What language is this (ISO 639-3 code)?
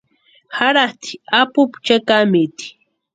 pua